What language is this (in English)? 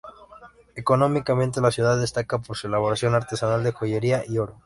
Spanish